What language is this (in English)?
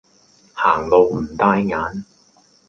Cantonese